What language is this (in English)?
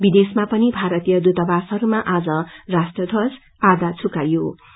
Nepali